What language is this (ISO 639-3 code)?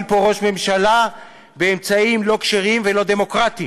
heb